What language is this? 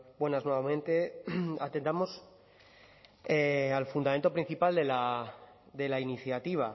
Spanish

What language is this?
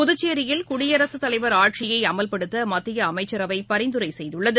Tamil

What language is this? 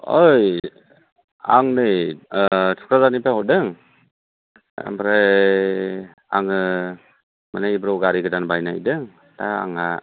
Bodo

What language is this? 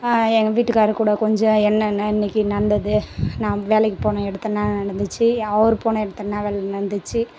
Tamil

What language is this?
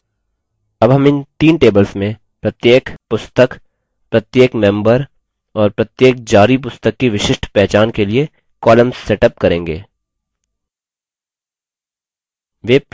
Hindi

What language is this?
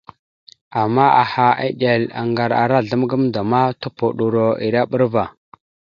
Mada (Cameroon)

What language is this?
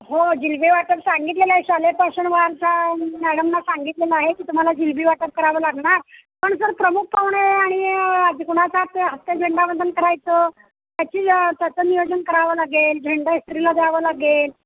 Marathi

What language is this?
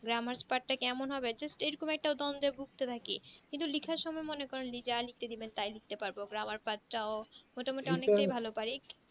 Bangla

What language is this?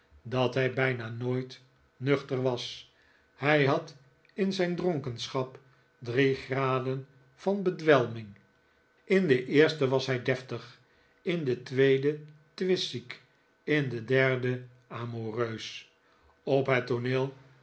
Dutch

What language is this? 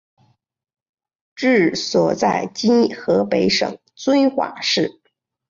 Chinese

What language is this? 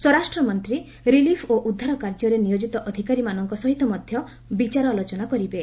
Odia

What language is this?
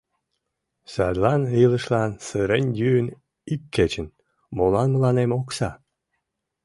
Mari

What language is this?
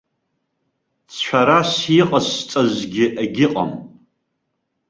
Abkhazian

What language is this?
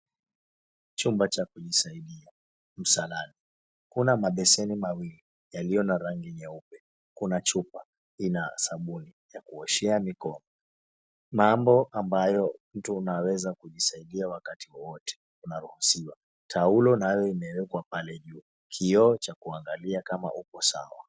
Swahili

